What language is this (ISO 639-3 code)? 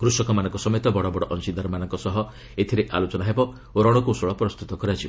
ori